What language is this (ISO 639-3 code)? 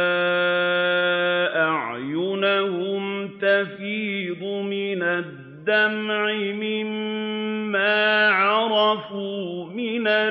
ara